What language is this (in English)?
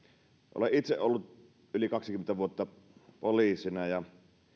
Finnish